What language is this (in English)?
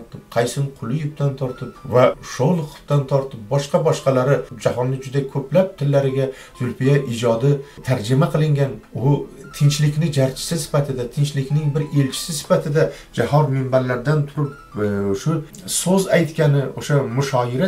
Turkish